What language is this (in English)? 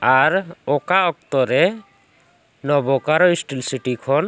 Santali